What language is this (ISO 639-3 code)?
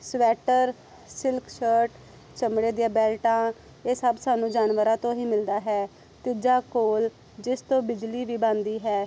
pan